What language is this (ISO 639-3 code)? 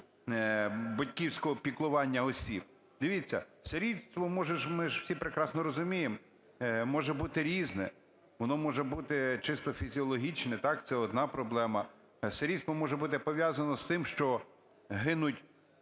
ukr